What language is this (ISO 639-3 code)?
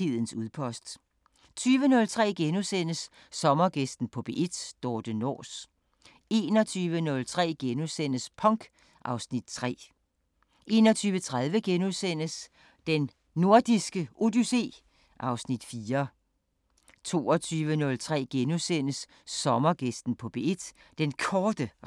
dan